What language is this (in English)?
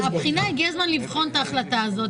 Hebrew